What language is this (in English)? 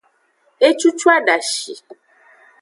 Aja (Benin)